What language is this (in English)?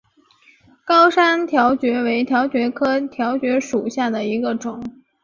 Chinese